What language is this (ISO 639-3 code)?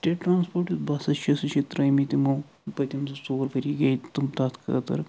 kas